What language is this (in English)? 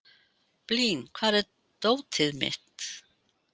Icelandic